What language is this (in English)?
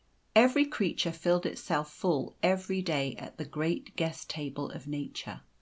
English